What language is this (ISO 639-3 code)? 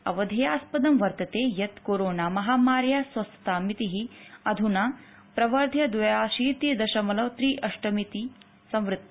san